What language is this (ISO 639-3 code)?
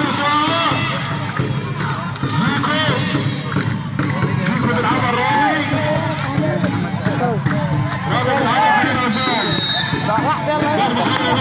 ara